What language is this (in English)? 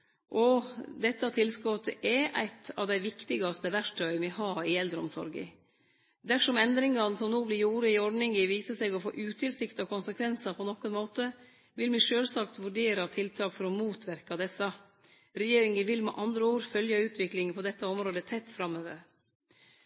Norwegian Nynorsk